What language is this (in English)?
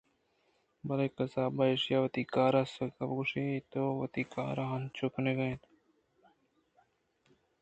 Eastern Balochi